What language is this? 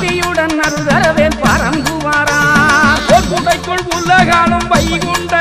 Arabic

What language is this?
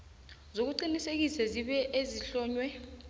South Ndebele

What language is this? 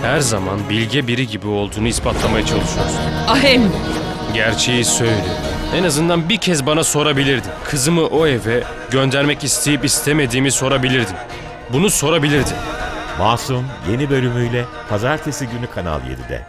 Turkish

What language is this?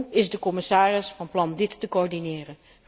Dutch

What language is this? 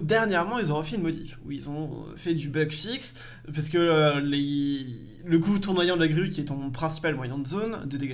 French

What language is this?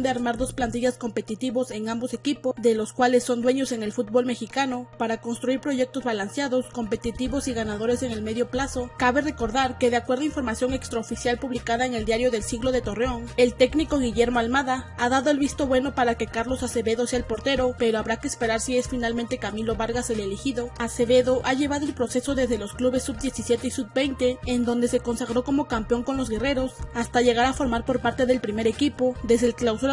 Spanish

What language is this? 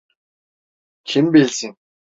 Turkish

